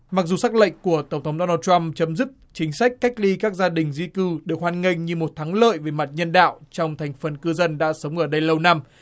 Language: Vietnamese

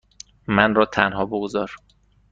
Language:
Persian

